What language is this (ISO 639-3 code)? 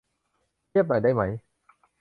tha